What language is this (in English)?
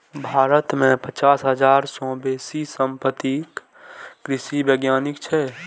Maithili